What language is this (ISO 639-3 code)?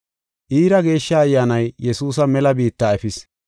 gof